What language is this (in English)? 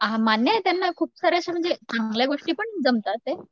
Marathi